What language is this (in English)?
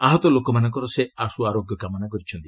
Odia